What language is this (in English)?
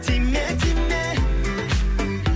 Kazakh